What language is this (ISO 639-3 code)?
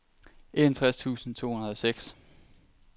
dan